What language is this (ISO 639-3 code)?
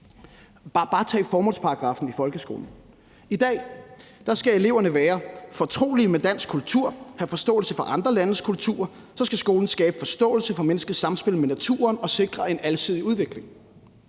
dan